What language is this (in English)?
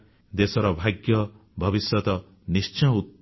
Odia